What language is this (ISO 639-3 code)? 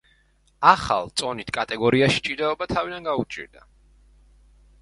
kat